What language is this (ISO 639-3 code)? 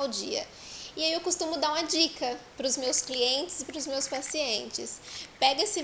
por